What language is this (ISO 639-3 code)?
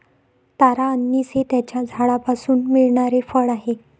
mar